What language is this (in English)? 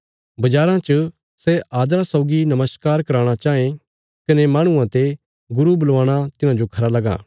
Bilaspuri